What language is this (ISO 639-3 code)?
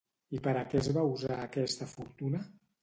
cat